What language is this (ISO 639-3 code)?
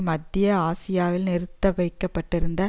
tam